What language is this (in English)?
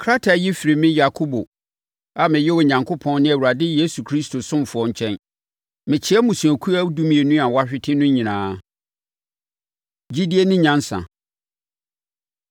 Akan